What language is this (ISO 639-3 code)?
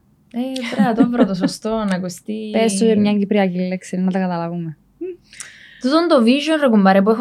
ell